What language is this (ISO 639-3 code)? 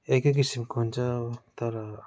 nep